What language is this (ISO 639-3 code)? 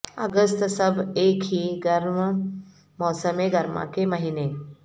urd